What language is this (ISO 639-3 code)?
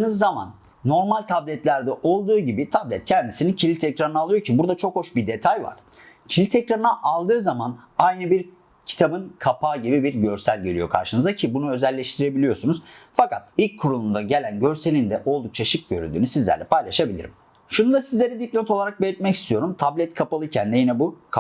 tur